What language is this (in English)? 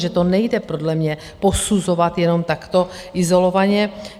Czech